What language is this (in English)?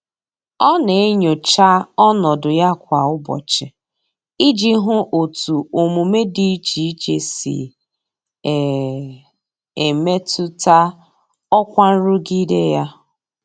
Igbo